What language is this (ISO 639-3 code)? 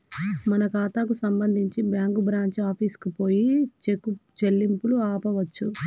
tel